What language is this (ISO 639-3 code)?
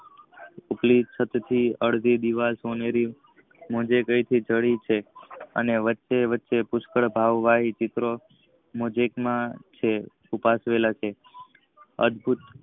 guj